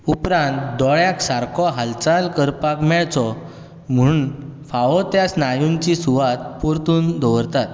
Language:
Konkani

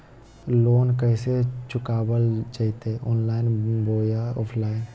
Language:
Magahi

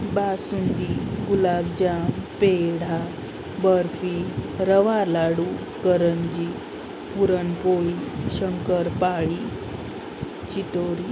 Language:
Marathi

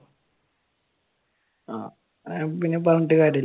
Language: Malayalam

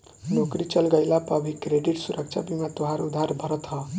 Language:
Bhojpuri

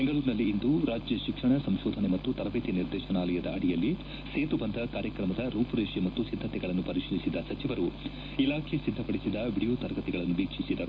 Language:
Kannada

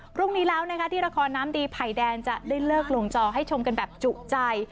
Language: Thai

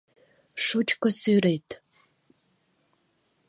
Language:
Mari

